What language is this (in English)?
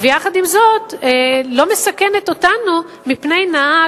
Hebrew